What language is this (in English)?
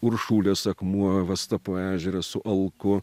Lithuanian